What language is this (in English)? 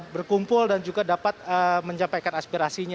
Indonesian